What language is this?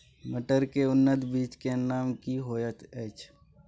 Maithili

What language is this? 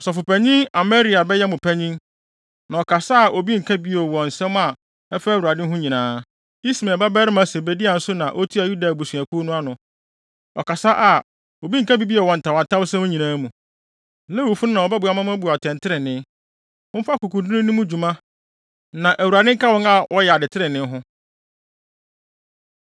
Akan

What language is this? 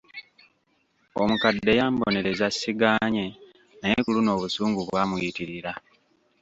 Ganda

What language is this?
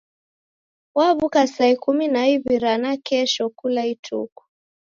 Taita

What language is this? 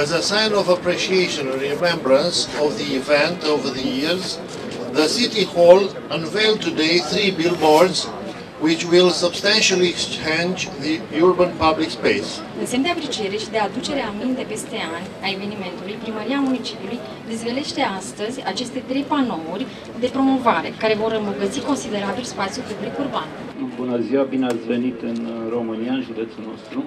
Romanian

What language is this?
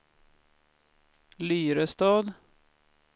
Swedish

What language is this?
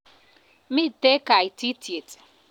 Kalenjin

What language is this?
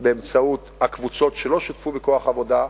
Hebrew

